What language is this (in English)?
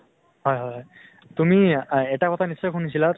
Assamese